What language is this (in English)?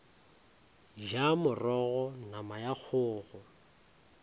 Northern Sotho